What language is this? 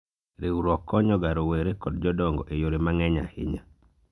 Luo (Kenya and Tanzania)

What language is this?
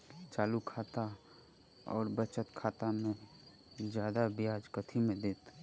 Maithili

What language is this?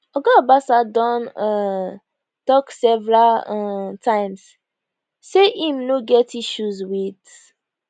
Nigerian Pidgin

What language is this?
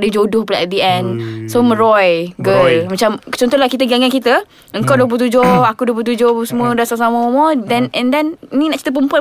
Malay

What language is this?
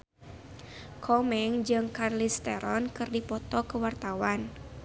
Sundanese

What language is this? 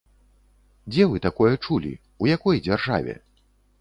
Belarusian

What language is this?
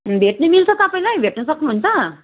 Nepali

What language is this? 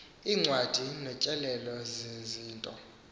Xhosa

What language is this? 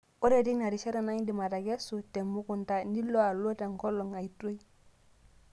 Masai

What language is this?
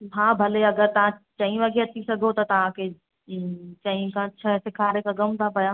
Sindhi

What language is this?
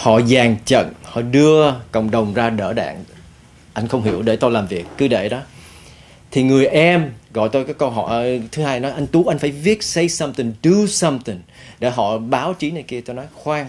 Vietnamese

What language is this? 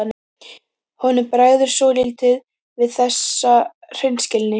Icelandic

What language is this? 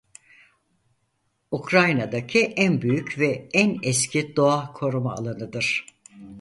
Turkish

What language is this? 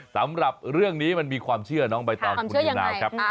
Thai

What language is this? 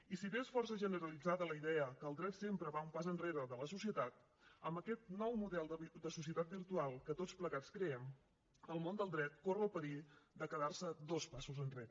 Catalan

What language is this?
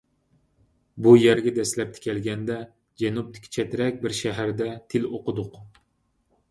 Uyghur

